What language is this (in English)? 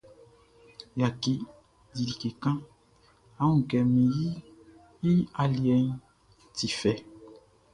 Baoulé